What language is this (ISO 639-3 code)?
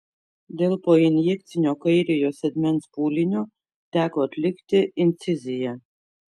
lit